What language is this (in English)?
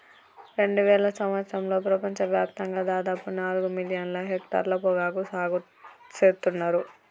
Telugu